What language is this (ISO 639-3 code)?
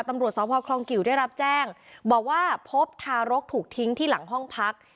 tha